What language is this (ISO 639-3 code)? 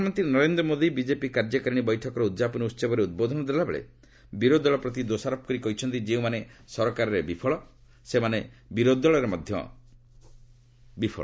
ori